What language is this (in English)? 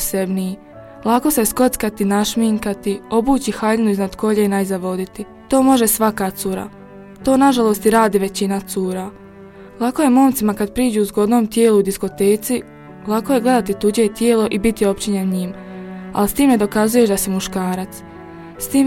Croatian